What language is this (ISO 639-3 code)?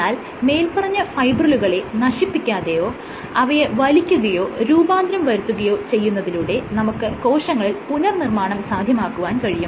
mal